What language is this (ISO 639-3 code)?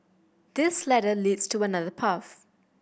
eng